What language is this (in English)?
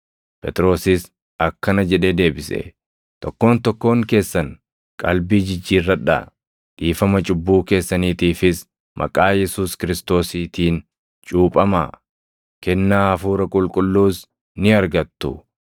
Oromo